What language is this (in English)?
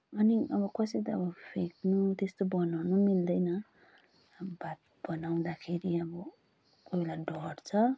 Nepali